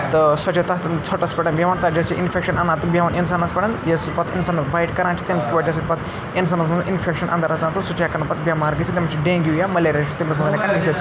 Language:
Kashmiri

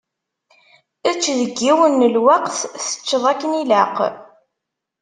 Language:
Kabyle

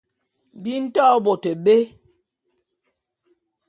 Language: Bulu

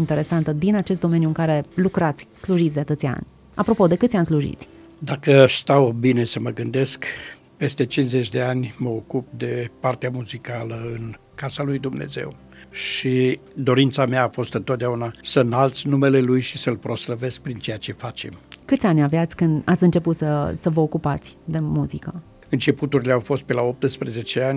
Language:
Romanian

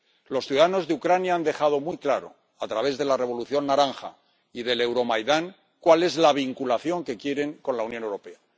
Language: Spanish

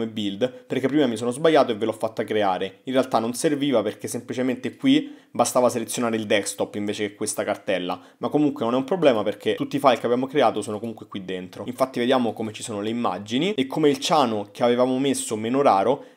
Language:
Italian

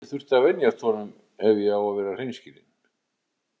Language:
Icelandic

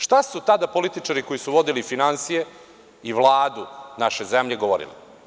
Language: Serbian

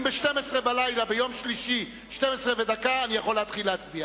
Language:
Hebrew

